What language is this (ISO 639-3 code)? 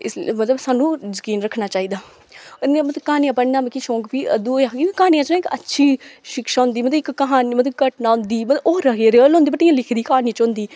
doi